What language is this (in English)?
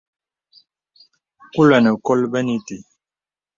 Bebele